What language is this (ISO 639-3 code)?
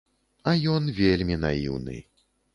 bel